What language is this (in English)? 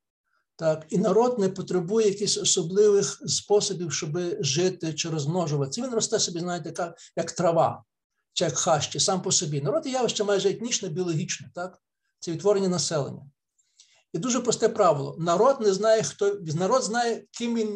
Ukrainian